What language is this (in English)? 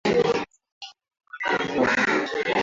Swahili